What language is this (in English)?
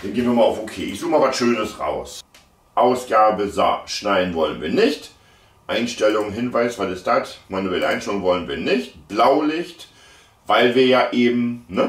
German